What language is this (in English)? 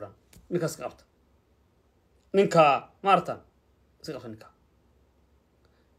Arabic